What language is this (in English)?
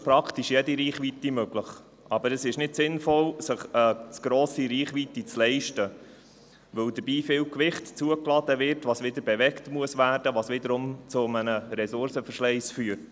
Swiss German